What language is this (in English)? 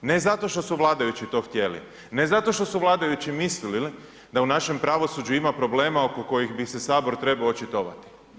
Croatian